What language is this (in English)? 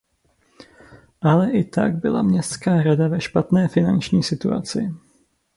Czech